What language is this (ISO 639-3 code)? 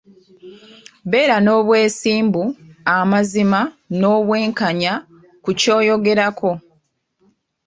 lug